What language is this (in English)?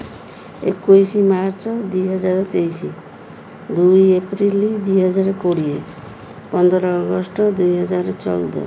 Odia